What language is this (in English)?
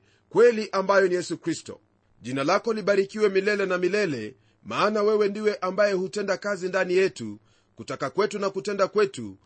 Swahili